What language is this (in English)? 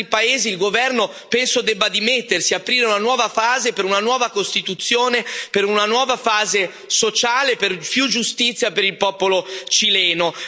Italian